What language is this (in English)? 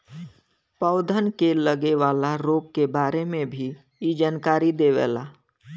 Bhojpuri